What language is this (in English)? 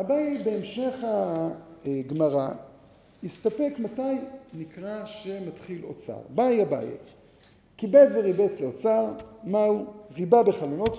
Hebrew